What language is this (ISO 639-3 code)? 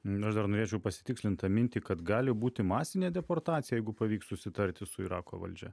lit